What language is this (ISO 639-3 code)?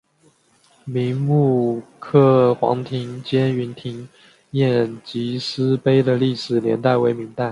zho